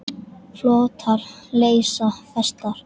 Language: Icelandic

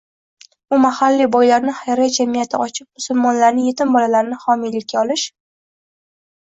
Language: Uzbek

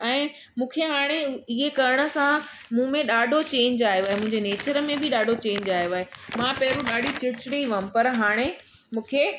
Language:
Sindhi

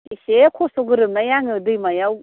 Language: Bodo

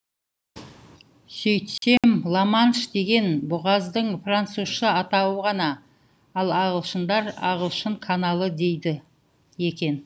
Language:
Kazakh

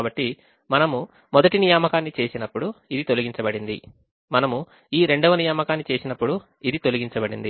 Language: Telugu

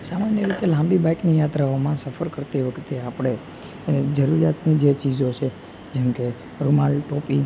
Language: Gujarati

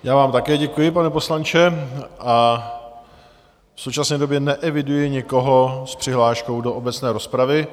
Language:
Czech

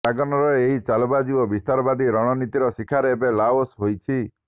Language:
Odia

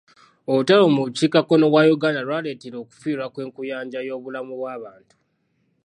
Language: Ganda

